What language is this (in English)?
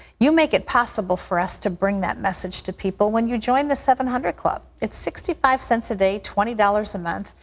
English